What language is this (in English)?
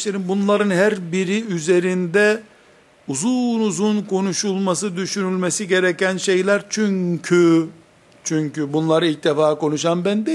Turkish